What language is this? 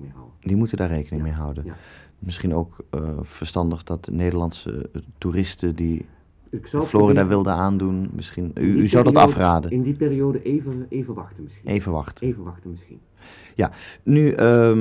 Dutch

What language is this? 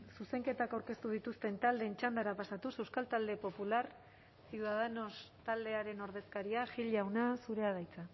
Basque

